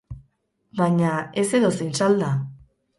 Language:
Basque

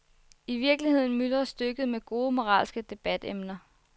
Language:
Danish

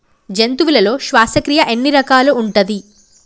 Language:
Telugu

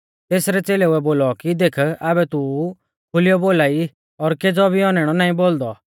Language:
Mahasu Pahari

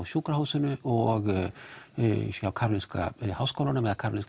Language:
Icelandic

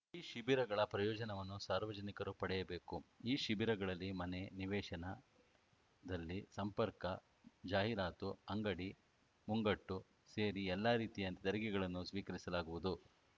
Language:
Kannada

